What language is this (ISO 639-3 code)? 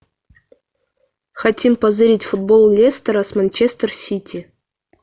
rus